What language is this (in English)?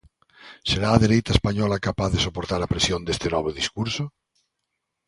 Galician